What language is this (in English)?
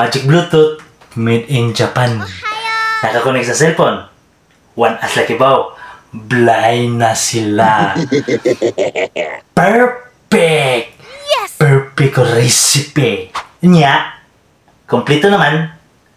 Filipino